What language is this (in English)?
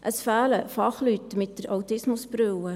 Swiss German